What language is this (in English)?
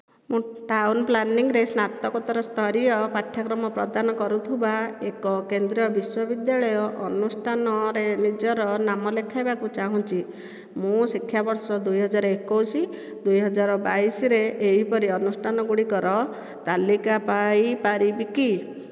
Odia